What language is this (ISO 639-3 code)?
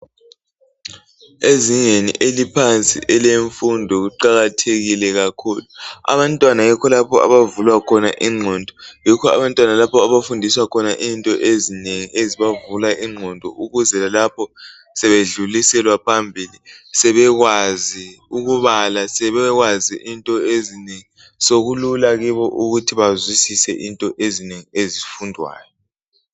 nde